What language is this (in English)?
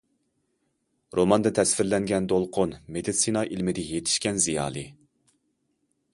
Uyghur